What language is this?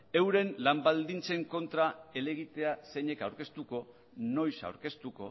Basque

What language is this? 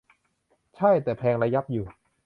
Thai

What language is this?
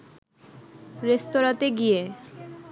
Bangla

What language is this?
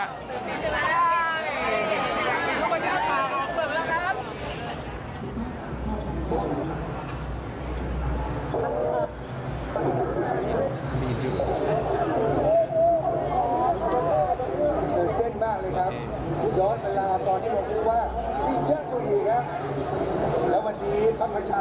Thai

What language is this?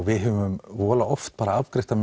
Icelandic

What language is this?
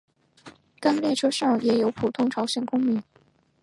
Chinese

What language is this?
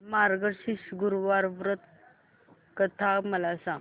Marathi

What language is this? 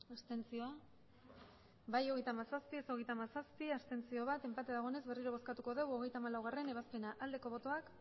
Basque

